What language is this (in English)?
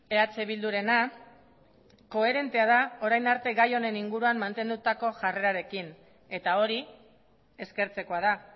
Basque